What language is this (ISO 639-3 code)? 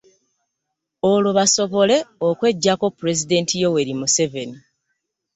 lug